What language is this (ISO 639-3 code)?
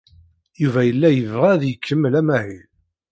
kab